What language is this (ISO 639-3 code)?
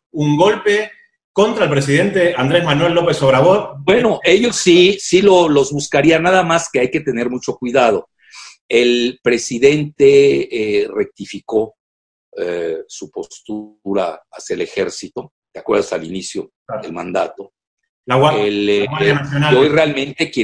spa